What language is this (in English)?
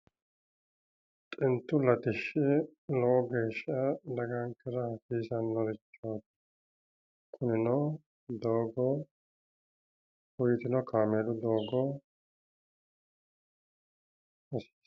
Sidamo